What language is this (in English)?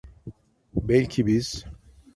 Turkish